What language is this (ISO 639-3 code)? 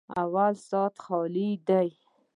pus